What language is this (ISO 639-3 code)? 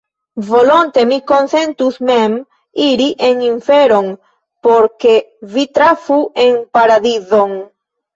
epo